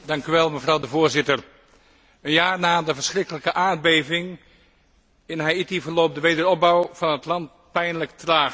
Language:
Dutch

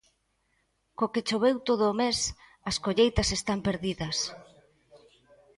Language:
Galician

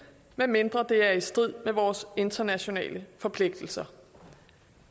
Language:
Danish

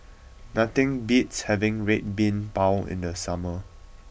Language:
English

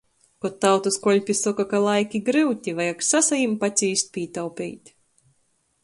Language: Latgalian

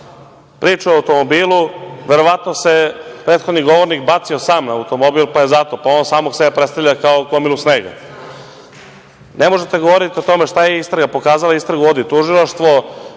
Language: Serbian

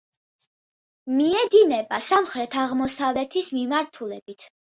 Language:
Georgian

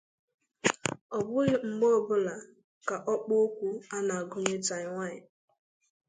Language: Igbo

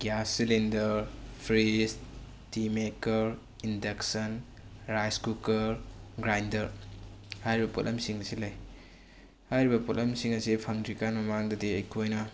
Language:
Manipuri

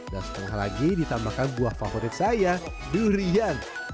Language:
Indonesian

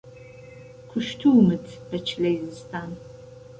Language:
Central Kurdish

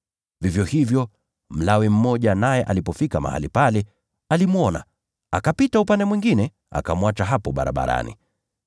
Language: Swahili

